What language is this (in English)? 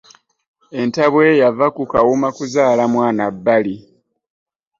Ganda